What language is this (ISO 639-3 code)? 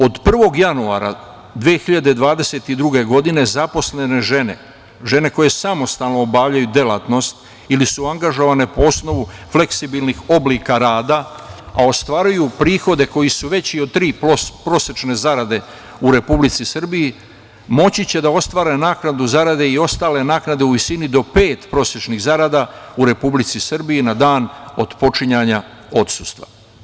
srp